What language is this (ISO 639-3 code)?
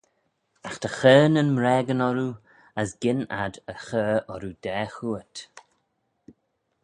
glv